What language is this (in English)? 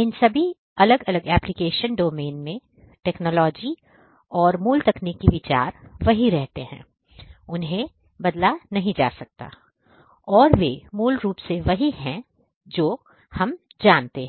Hindi